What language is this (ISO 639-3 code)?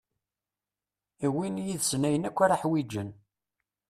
kab